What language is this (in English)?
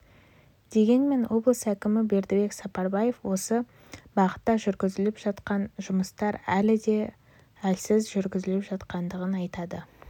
Kazakh